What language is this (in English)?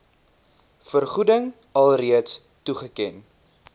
Afrikaans